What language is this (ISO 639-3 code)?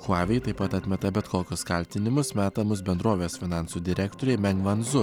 lit